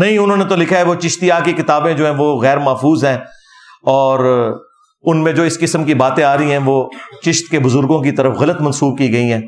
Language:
Urdu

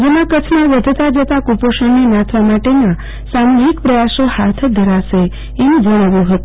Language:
Gujarati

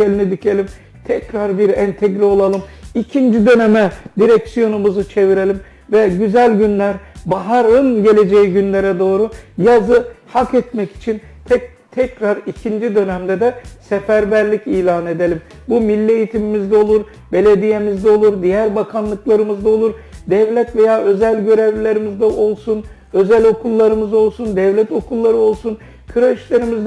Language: Turkish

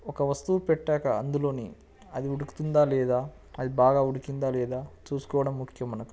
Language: Telugu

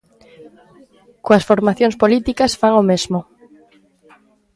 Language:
Galician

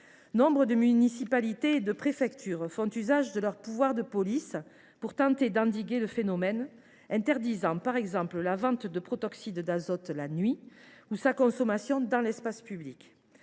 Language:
French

